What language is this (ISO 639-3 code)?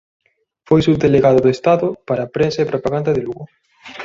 glg